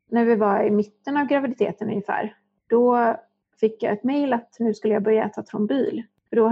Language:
Swedish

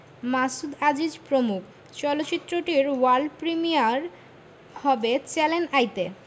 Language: Bangla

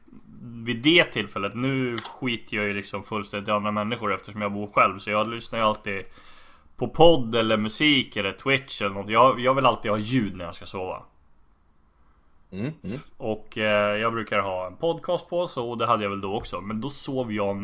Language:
Swedish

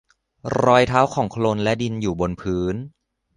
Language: Thai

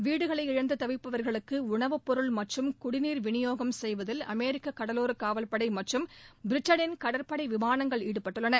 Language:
Tamil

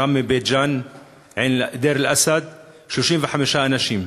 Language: Hebrew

